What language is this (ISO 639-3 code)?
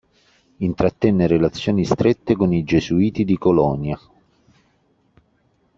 ita